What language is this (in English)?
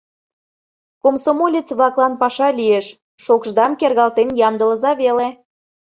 Mari